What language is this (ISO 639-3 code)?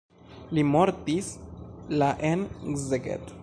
epo